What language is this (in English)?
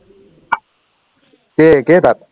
Assamese